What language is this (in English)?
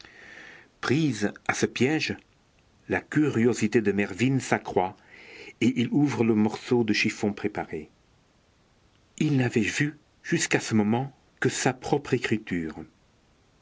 French